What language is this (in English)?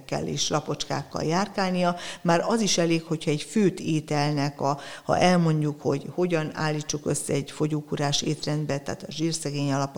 Hungarian